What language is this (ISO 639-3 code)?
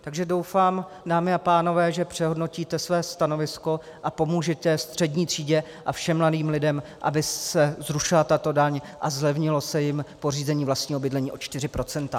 ces